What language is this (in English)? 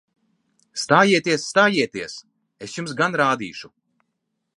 Latvian